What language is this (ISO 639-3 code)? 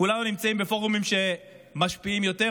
heb